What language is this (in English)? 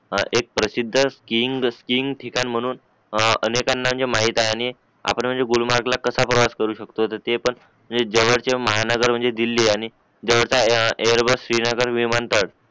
Marathi